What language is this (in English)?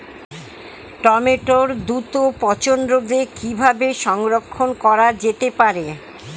Bangla